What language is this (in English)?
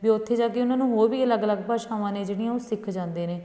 Punjabi